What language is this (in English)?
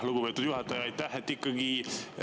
Estonian